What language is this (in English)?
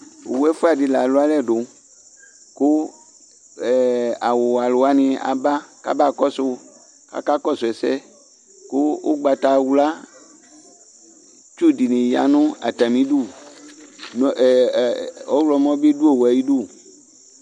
Ikposo